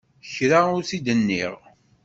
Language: Kabyle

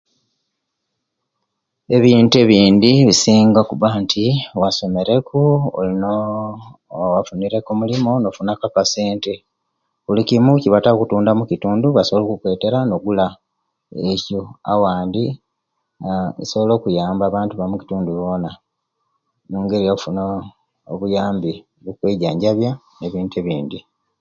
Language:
Kenyi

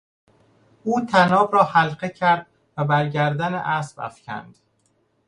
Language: Persian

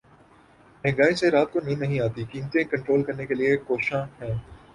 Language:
Urdu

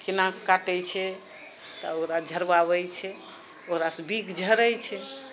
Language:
Maithili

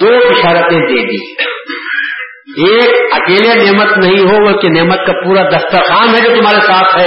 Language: Urdu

